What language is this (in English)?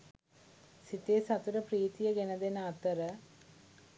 Sinhala